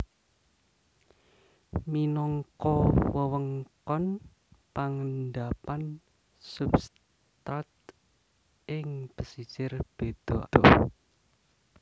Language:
Javanese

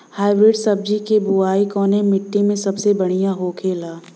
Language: Bhojpuri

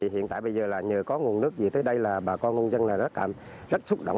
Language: Vietnamese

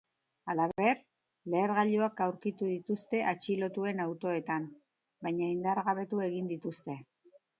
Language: Basque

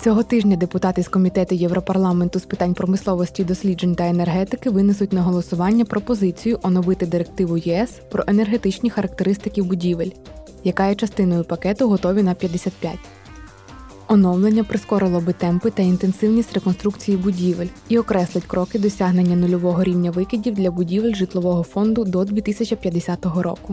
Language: Ukrainian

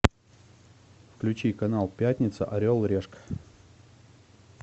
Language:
Russian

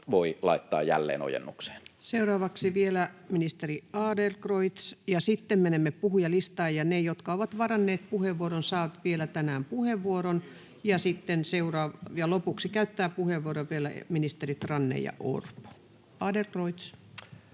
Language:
Finnish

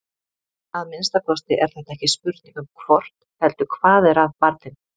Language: Icelandic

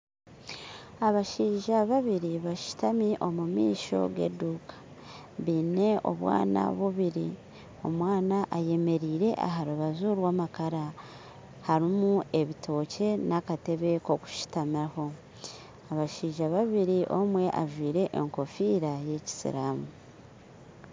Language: Nyankole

